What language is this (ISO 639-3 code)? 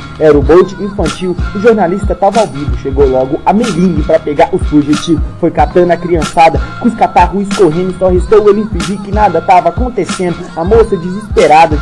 por